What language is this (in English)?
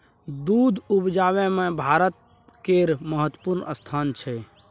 Maithili